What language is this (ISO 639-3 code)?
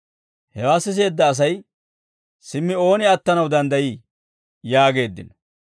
dwr